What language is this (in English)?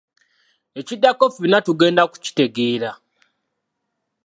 Ganda